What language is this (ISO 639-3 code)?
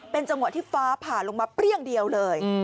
tha